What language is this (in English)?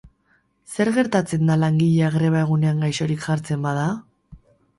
Basque